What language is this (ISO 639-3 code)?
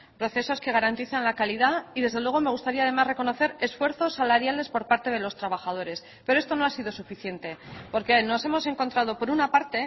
spa